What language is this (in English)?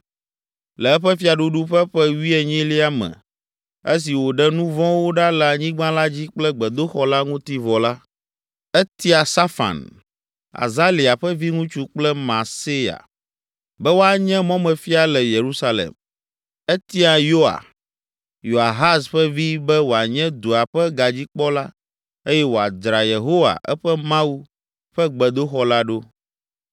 Ewe